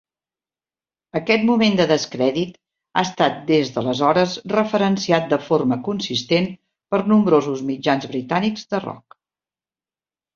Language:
Catalan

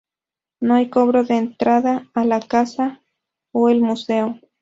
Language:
Spanish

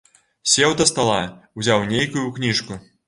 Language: Belarusian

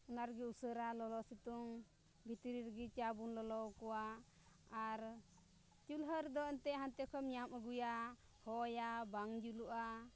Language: Santali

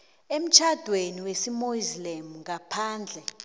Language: South Ndebele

